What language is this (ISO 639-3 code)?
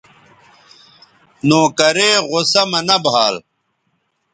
btv